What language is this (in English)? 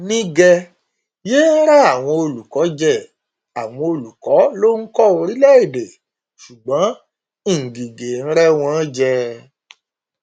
Yoruba